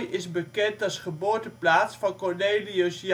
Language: Dutch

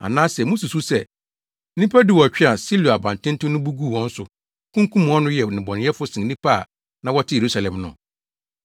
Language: Akan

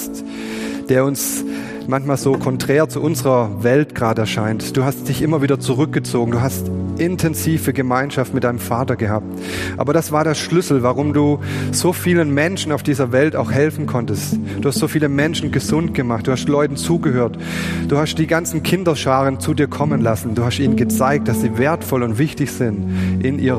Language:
German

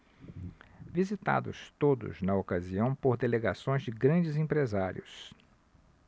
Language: Portuguese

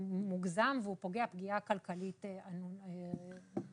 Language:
Hebrew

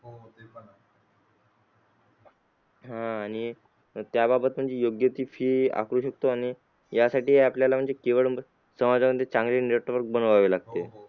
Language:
Marathi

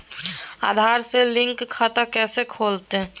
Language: Magahi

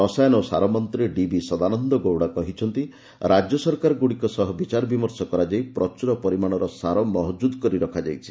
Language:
Odia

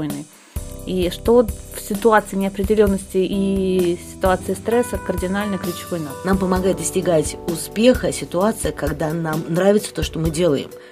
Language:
Russian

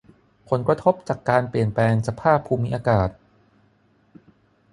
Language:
Thai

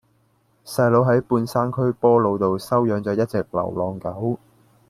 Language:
Cantonese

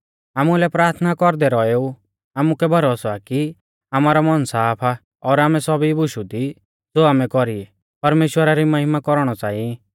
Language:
Mahasu Pahari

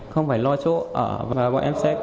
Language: Vietnamese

